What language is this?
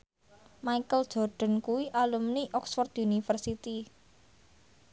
Javanese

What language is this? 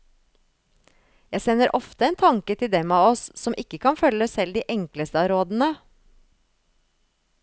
Norwegian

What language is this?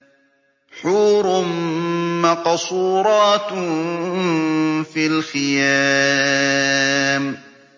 Arabic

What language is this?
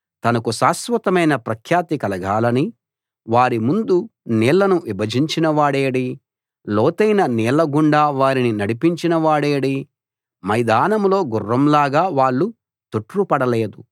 Telugu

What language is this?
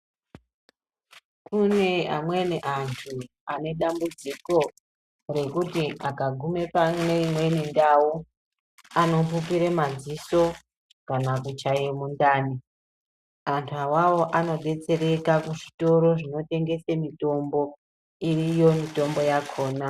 Ndau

